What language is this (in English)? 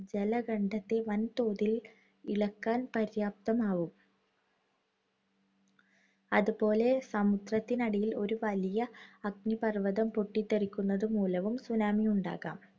Malayalam